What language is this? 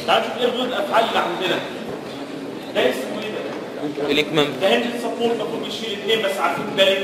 Arabic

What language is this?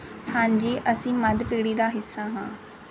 Punjabi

